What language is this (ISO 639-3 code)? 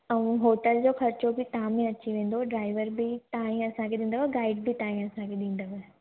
snd